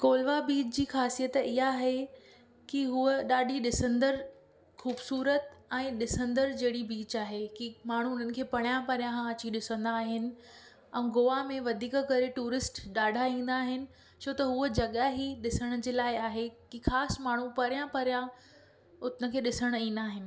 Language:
Sindhi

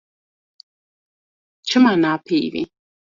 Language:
Kurdish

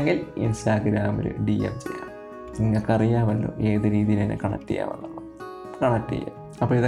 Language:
Malayalam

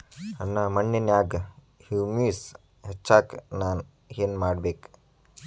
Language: Kannada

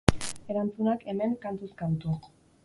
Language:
Basque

